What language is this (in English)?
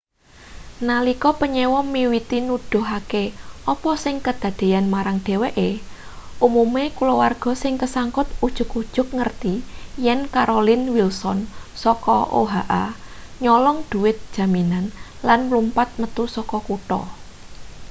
Javanese